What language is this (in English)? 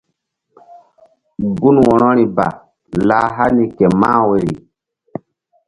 Mbum